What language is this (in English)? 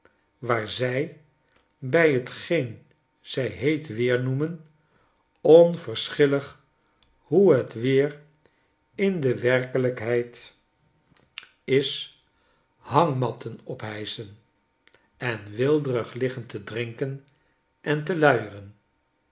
Dutch